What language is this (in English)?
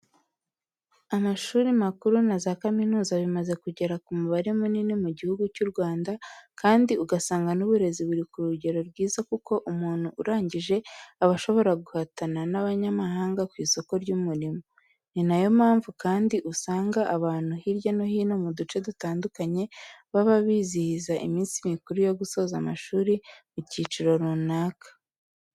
Kinyarwanda